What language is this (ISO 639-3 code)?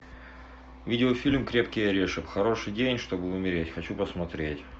rus